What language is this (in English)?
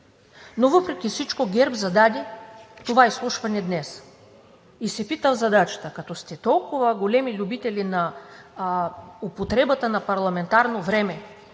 Bulgarian